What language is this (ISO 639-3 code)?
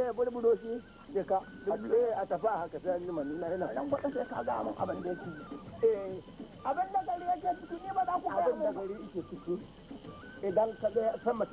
tur